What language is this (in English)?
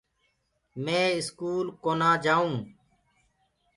Gurgula